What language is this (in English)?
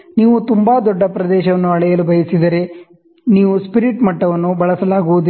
Kannada